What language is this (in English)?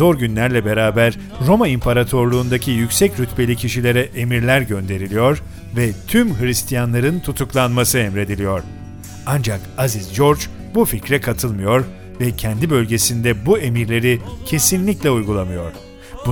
Turkish